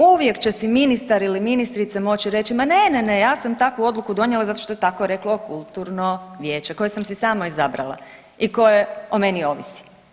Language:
Croatian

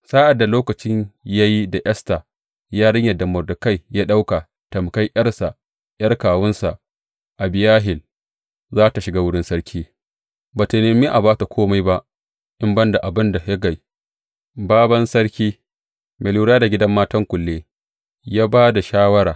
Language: Hausa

